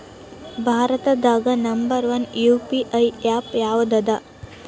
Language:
Kannada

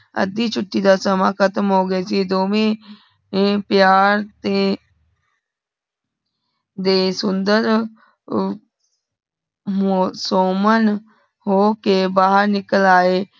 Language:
Punjabi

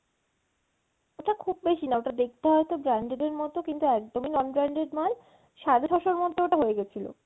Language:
Bangla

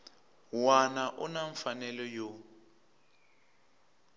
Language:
Tsonga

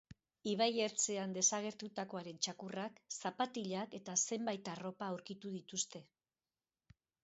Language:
Basque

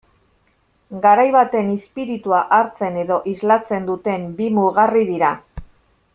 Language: Basque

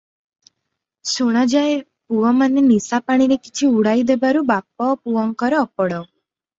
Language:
Odia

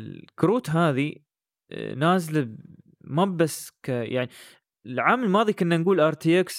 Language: Arabic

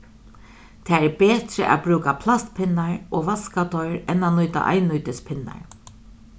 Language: Faroese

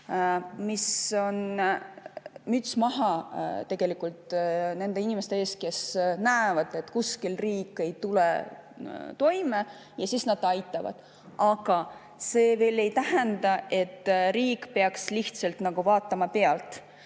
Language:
Estonian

